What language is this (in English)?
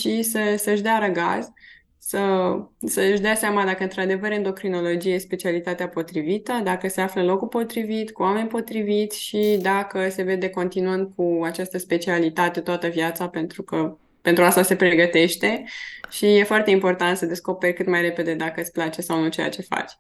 Romanian